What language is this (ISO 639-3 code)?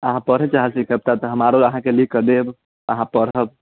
mai